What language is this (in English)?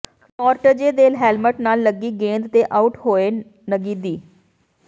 Punjabi